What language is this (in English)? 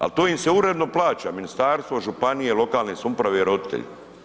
Croatian